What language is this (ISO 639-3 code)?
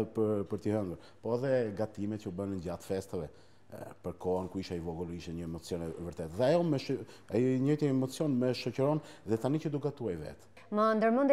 ron